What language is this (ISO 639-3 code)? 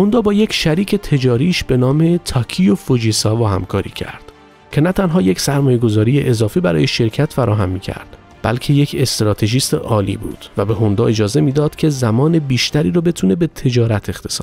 fas